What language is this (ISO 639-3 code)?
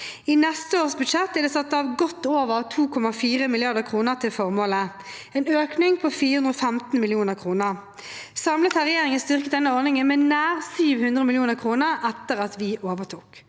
nor